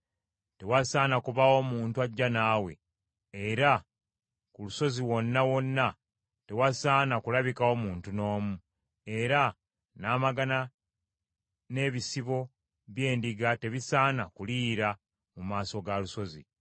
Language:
Ganda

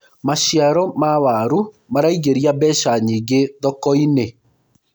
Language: Kikuyu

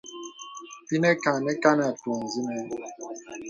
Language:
Bebele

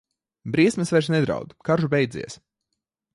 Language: Latvian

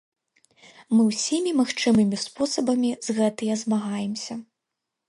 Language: Belarusian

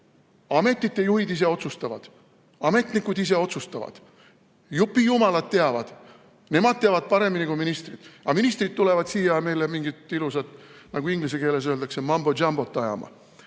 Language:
Estonian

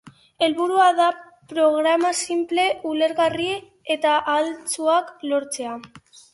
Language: Basque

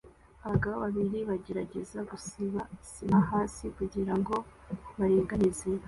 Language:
Kinyarwanda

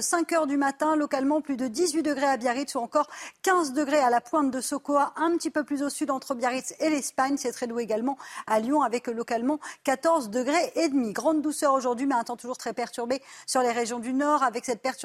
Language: French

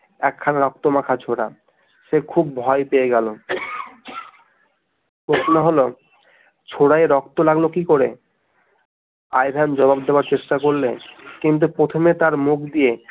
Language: Bangla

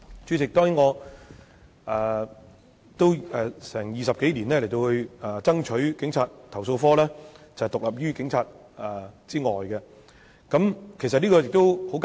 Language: Cantonese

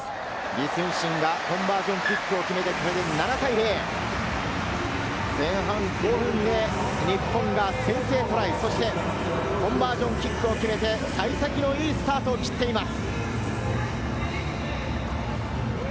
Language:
Japanese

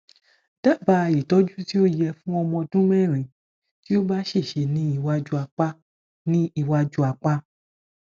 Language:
Yoruba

